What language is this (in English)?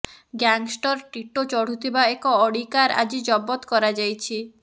Odia